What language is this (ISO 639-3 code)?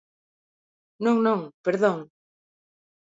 glg